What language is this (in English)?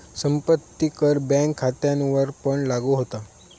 Marathi